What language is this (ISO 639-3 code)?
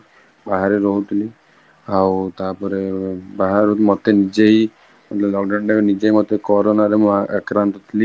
ori